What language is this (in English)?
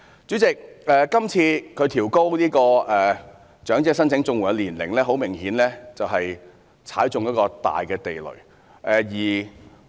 Cantonese